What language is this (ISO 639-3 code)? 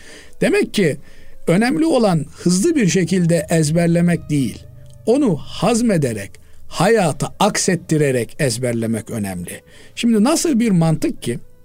tur